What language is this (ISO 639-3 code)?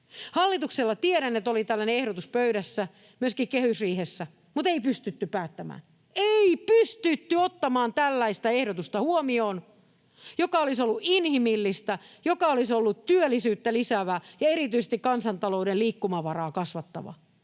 fin